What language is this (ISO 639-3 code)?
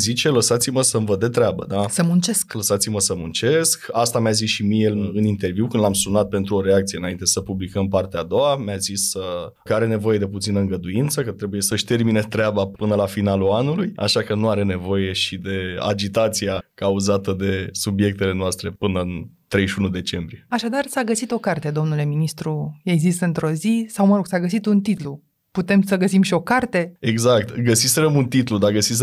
ron